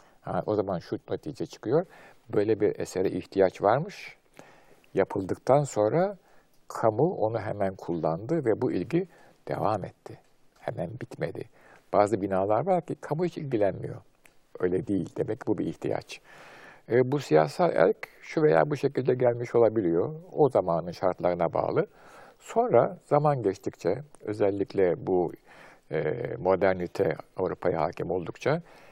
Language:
Turkish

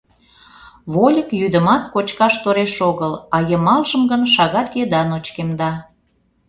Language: Mari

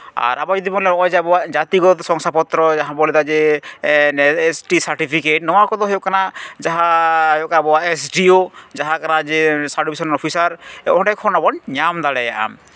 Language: Santali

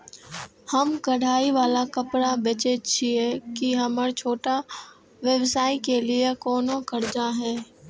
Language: Maithili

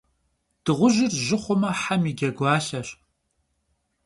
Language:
Kabardian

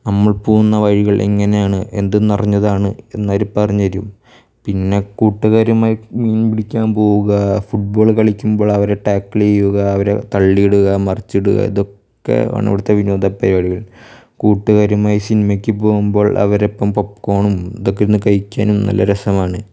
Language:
Malayalam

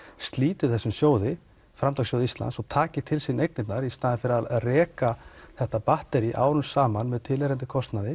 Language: Icelandic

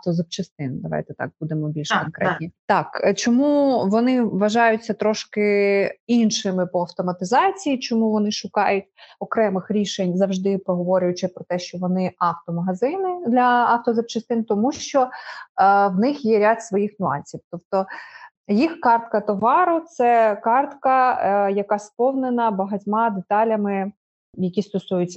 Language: Ukrainian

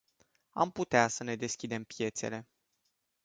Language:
Romanian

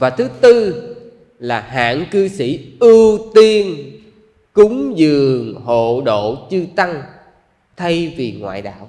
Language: Vietnamese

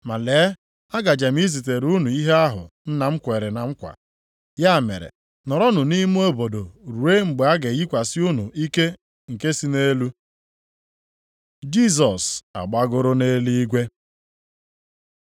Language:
Igbo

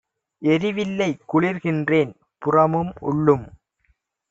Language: Tamil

